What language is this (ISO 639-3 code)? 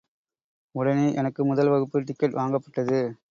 tam